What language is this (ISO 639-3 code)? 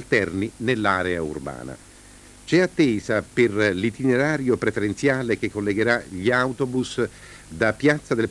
ita